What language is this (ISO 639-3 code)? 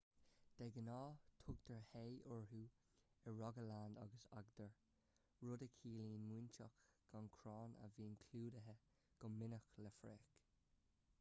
gle